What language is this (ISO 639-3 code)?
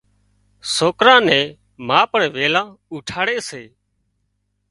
kxp